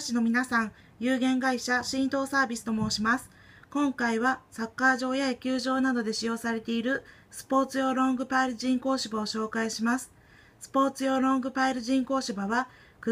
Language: Japanese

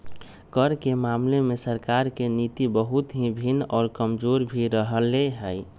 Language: Magahi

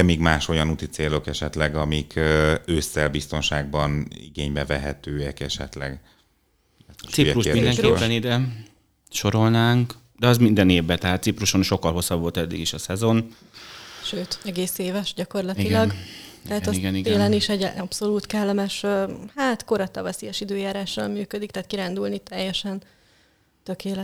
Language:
Hungarian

